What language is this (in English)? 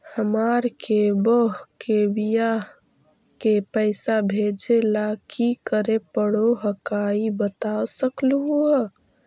Magahi